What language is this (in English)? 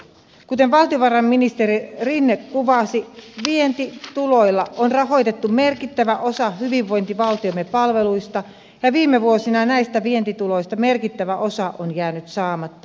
Finnish